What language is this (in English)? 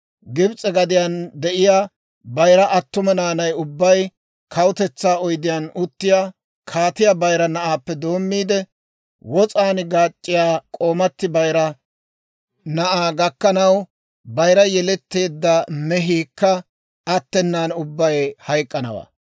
Dawro